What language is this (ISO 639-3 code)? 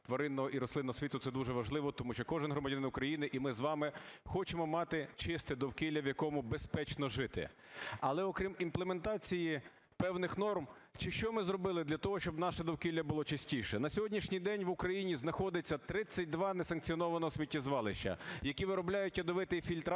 ukr